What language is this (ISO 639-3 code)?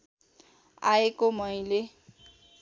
nep